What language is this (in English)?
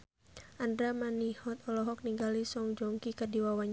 Sundanese